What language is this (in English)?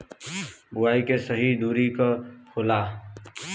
Bhojpuri